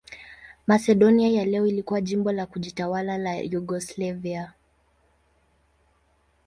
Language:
Swahili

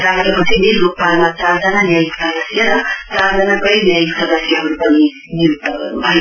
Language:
Nepali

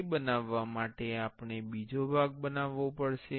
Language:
Gujarati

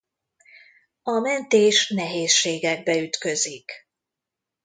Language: Hungarian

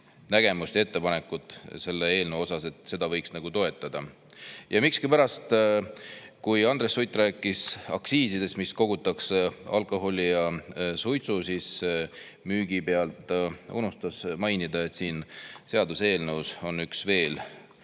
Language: Estonian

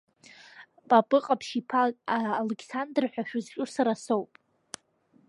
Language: Abkhazian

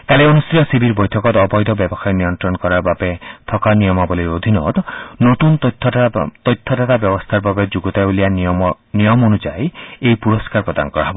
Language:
Assamese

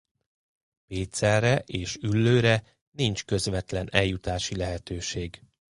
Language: Hungarian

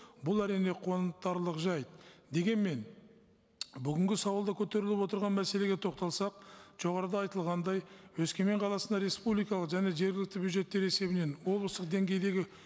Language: Kazakh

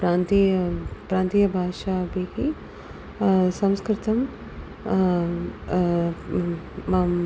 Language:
Sanskrit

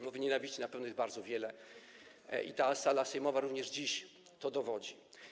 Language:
Polish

